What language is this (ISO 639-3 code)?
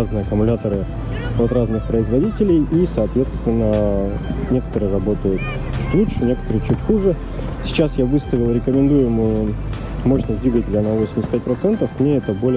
rus